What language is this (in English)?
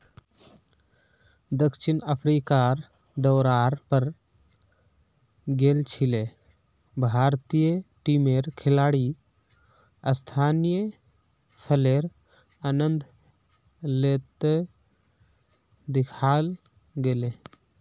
Magahi